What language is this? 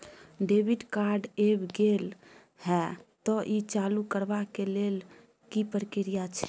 Maithili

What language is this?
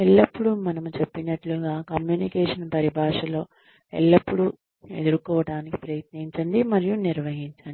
Telugu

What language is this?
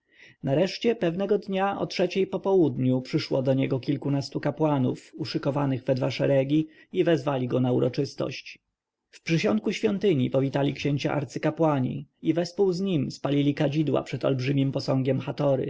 Polish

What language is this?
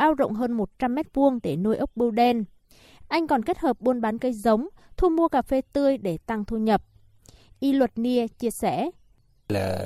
Vietnamese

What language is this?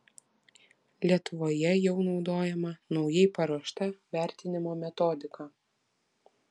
Lithuanian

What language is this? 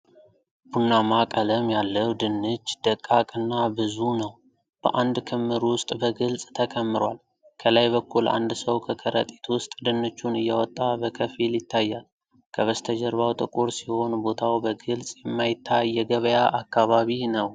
Amharic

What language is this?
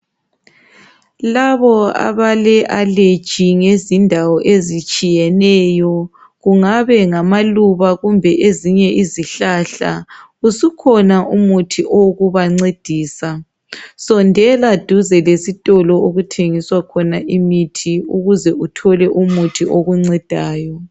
North Ndebele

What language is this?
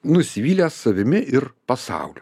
Lithuanian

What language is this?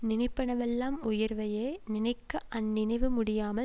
Tamil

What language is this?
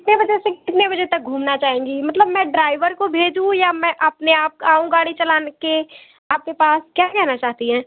Hindi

